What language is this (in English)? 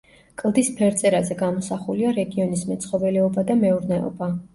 Georgian